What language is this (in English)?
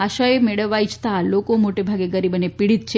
Gujarati